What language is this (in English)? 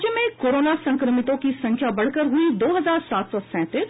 Hindi